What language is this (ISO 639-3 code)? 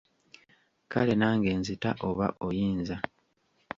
lug